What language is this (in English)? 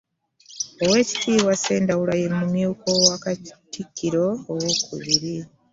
Ganda